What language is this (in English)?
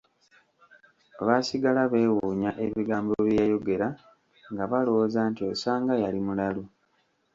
Ganda